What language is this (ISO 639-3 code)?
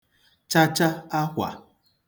ibo